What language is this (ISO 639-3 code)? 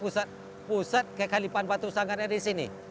ind